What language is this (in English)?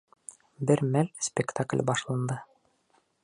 Bashkir